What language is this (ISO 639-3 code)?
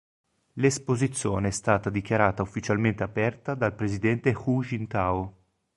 ita